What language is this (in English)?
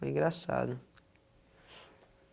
Portuguese